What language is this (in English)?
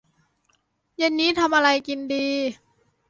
Thai